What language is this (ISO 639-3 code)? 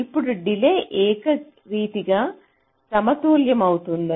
tel